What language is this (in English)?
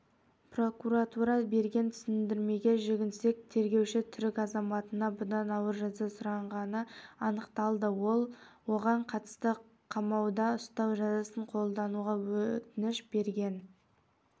Kazakh